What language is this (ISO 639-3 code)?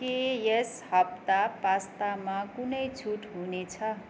nep